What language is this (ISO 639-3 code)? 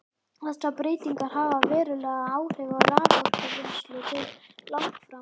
isl